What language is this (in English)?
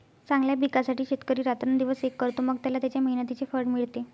Marathi